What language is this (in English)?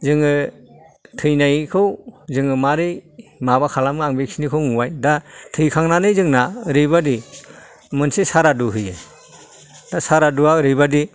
Bodo